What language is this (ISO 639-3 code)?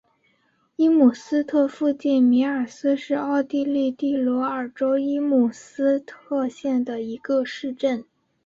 zho